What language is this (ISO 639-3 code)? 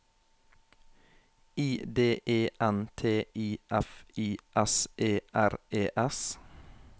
nor